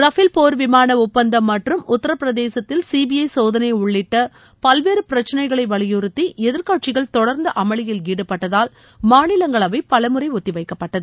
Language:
Tamil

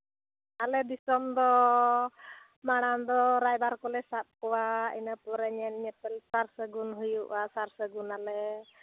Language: Santali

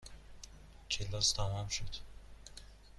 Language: Persian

